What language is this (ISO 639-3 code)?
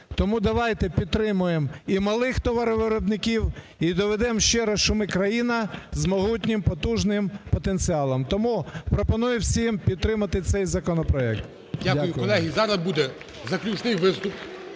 ukr